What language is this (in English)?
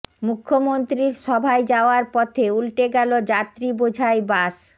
Bangla